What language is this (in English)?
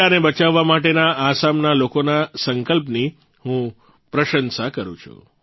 Gujarati